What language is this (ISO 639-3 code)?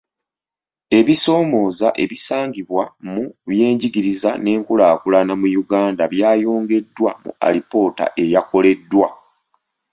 lug